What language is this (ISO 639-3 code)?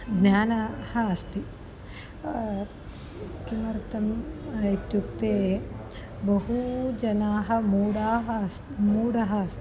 san